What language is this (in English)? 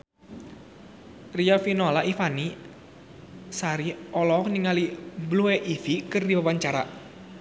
Sundanese